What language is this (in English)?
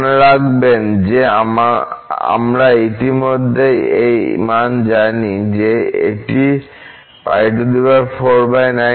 Bangla